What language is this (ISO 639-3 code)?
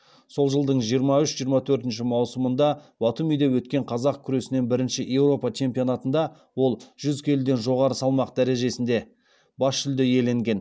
kaz